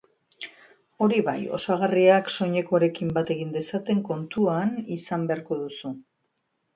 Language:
Basque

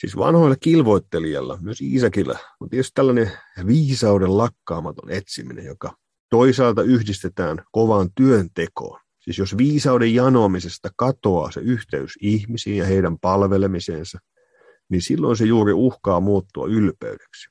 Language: Finnish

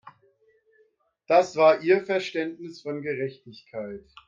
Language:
German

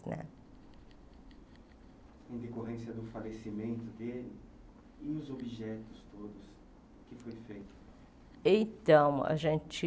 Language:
Portuguese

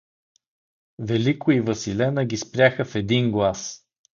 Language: Bulgarian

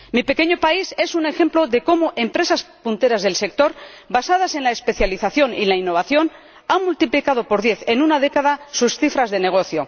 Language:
Spanish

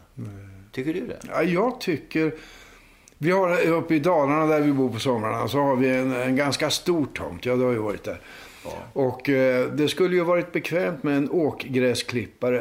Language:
Swedish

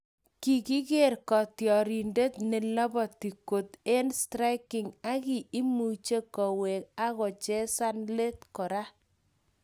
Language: Kalenjin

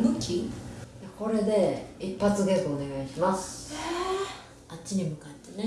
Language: Japanese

